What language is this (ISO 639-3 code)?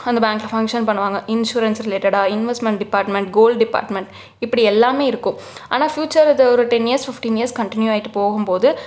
tam